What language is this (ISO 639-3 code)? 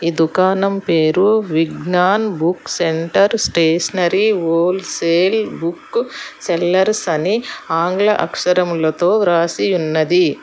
tel